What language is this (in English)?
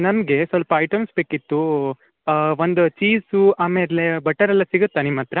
Kannada